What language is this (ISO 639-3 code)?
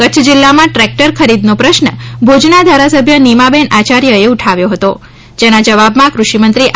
guj